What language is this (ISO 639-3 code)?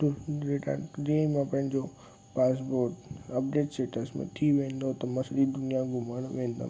snd